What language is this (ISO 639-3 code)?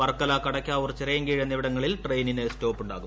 mal